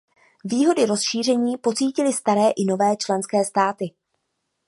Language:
Czech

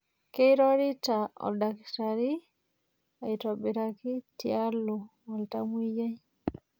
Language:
Masai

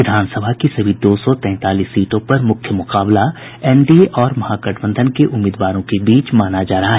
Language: Hindi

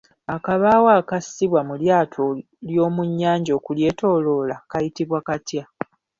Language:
Ganda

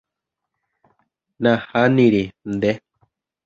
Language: Guarani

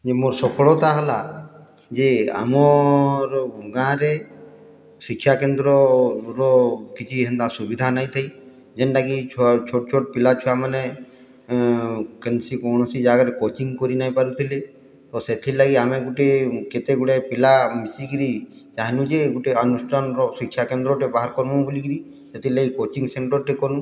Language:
Odia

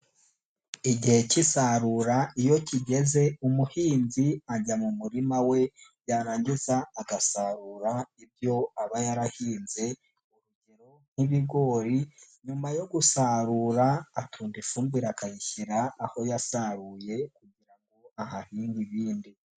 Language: Kinyarwanda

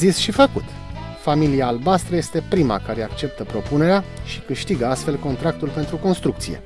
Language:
Romanian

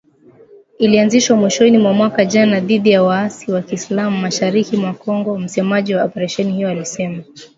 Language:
Swahili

